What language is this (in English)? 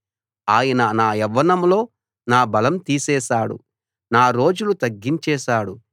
Telugu